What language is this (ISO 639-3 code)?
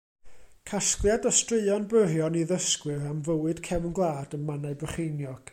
cym